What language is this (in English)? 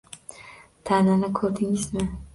Uzbek